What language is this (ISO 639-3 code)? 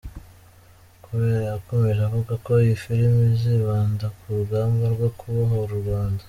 kin